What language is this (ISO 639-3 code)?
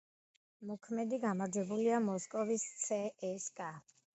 kat